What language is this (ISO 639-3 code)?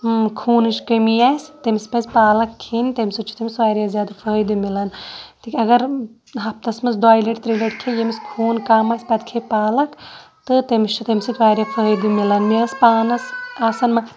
kas